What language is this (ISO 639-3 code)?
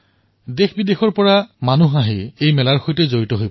asm